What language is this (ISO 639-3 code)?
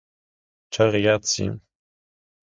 ita